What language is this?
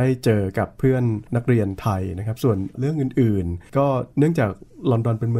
Thai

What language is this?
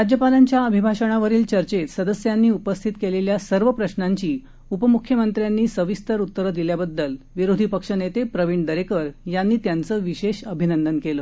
Marathi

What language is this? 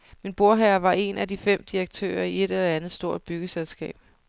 Danish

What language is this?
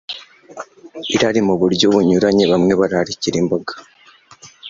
Kinyarwanda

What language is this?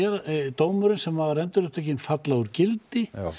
Icelandic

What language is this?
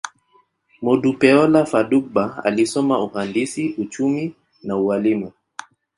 Swahili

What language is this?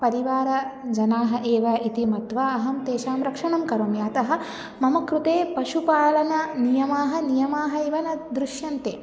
Sanskrit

